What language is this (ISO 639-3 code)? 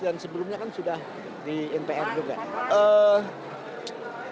ind